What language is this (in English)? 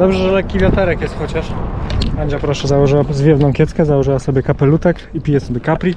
Polish